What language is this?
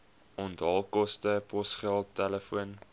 Afrikaans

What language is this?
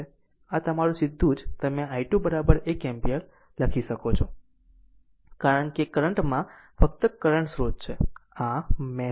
Gujarati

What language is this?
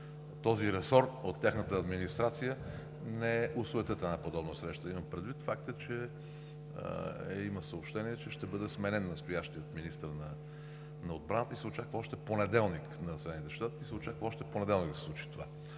Bulgarian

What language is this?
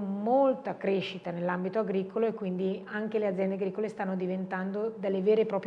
Italian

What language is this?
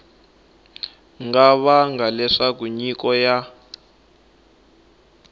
Tsonga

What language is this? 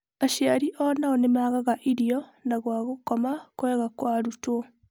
Kikuyu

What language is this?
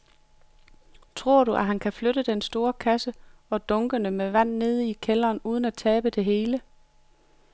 Danish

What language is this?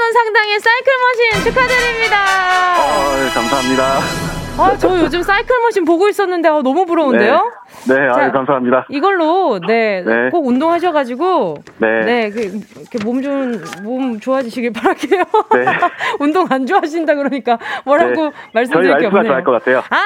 Korean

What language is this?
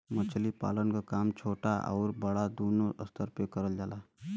Bhojpuri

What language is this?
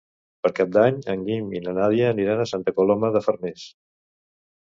Catalan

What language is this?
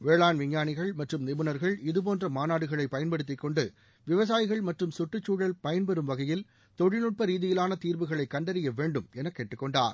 Tamil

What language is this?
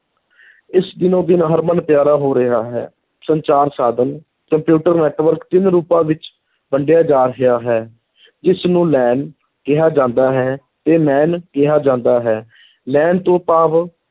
Punjabi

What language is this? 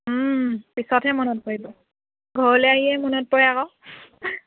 Assamese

